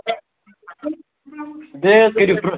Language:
Kashmiri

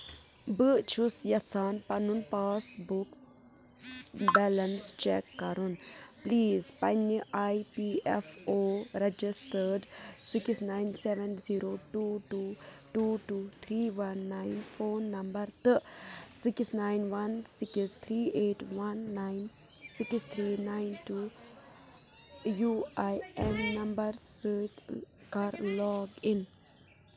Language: Kashmiri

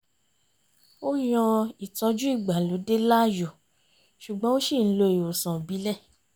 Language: Yoruba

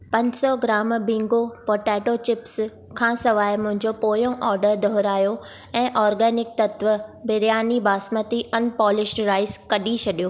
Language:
Sindhi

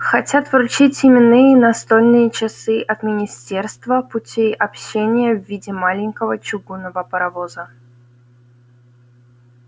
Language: Russian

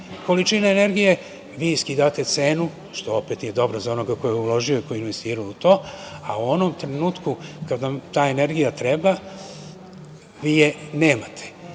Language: Serbian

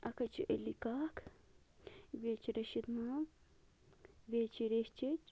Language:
Kashmiri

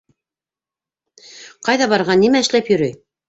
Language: Bashkir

